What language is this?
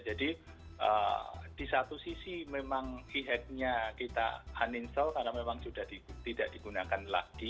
Indonesian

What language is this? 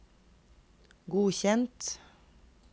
Norwegian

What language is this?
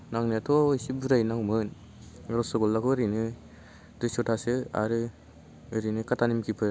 Bodo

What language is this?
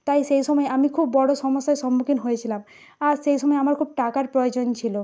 Bangla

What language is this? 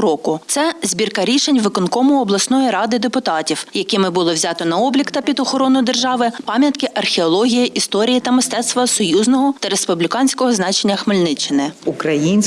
Ukrainian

